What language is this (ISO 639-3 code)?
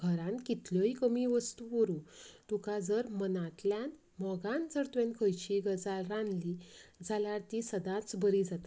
kok